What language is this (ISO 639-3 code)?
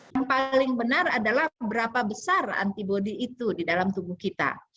ind